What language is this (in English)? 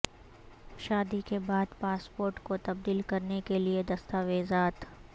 Urdu